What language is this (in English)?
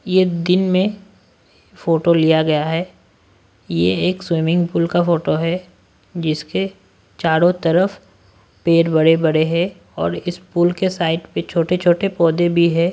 Hindi